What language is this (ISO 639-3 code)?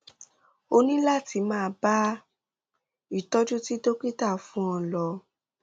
yor